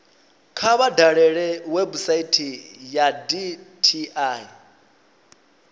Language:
Venda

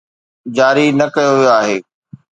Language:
Sindhi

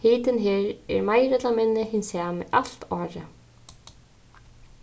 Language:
Faroese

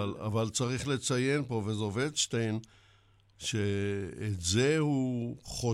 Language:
Hebrew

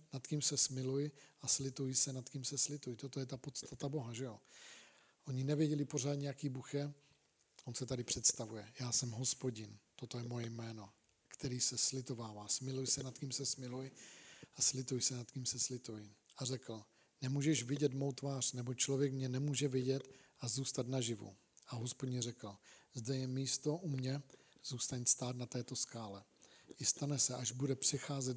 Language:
Czech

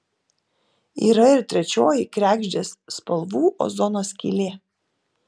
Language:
Lithuanian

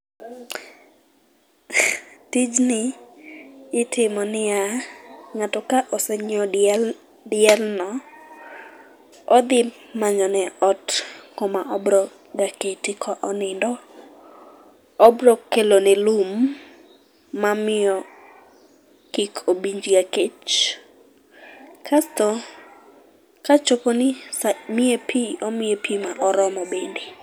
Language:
Luo (Kenya and Tanzania)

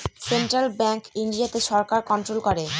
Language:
Bangla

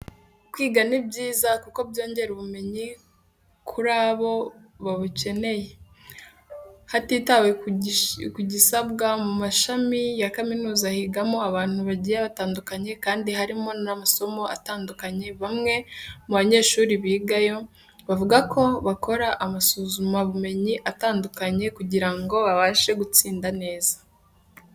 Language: Kinyarwanda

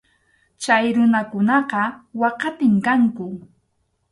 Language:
Arequipa-La Unión Quechua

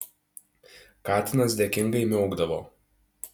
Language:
Lithuanian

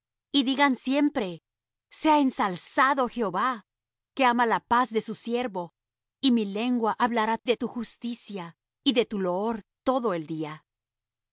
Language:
Spanish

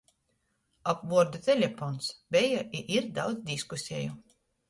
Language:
Latgalian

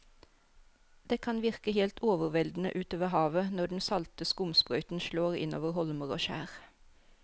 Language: Norwegian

